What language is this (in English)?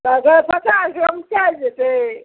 Maithili